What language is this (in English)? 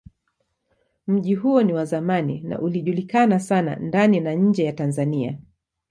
Swahili